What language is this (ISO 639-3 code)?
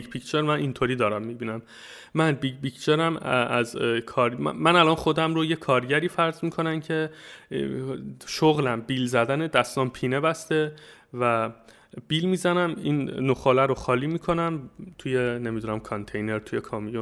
fas